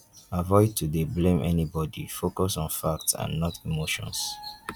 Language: Nigerian Pidgin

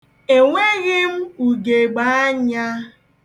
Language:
Igbo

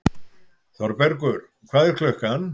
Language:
Icelandic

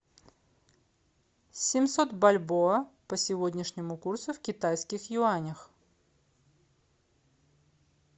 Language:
Russian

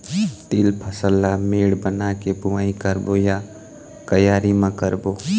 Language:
Chhattisgarhi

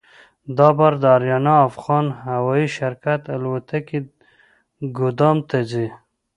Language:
Pashto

